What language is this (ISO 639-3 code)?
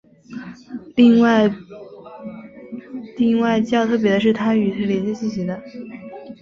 zho